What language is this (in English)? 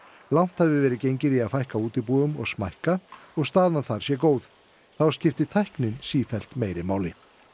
Icelandic